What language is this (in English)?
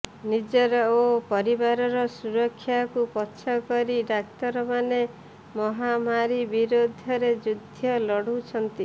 Odia